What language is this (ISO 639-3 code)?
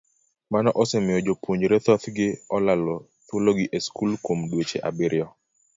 luo